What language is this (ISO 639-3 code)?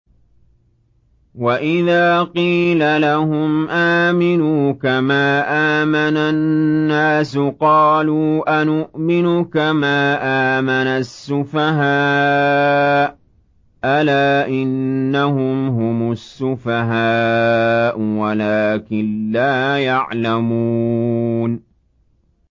ara